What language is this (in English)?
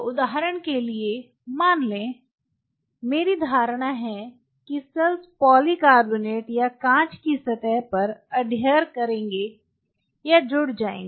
Hindi